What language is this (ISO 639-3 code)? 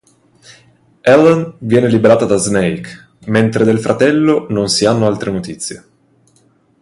ita